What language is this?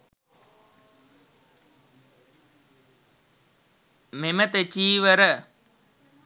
Sinhala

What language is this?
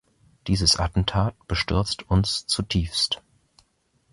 German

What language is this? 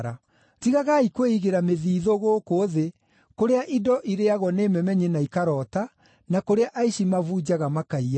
Kikuyu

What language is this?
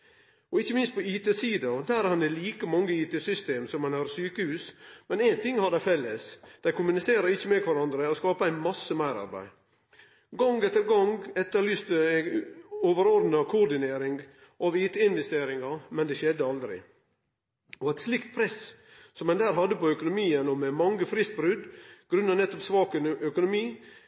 Norwegian Nynorsk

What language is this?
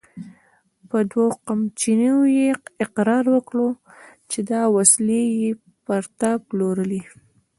Pashto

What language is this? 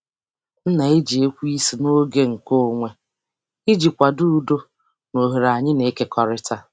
Igbo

